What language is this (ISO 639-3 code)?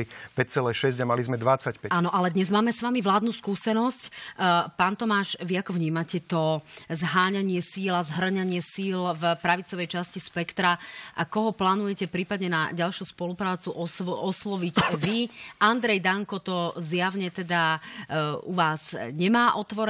slk